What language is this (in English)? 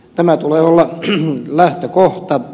Finnish